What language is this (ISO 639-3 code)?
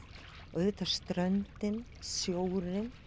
isl